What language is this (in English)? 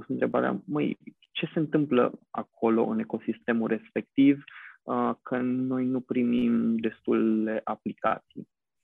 Romanian